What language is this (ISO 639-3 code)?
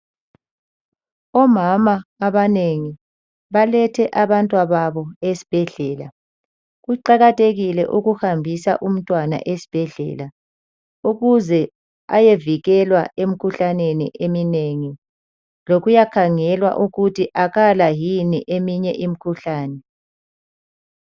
nde